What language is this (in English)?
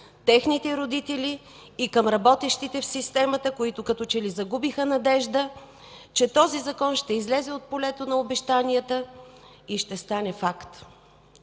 Bulgarian